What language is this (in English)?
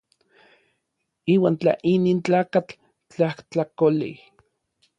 Orizaba Nahuatl